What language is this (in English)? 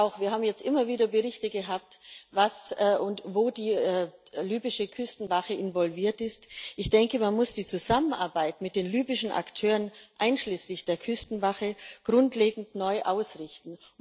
German